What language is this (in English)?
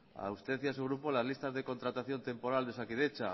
Spanish